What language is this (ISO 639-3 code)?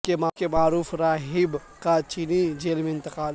urd